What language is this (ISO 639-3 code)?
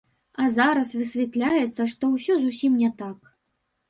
bel